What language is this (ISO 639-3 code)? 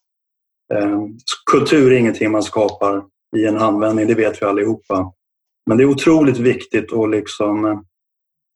swe